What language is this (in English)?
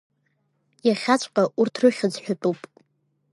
Abkhazian